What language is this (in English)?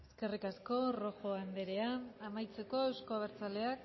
Basque